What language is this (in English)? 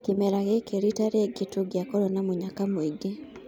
Kikuyu